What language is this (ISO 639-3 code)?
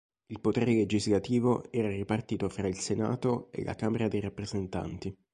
ita